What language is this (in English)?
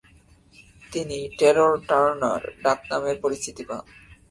Bangla